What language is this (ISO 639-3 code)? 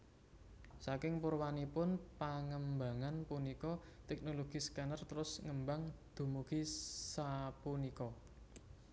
jav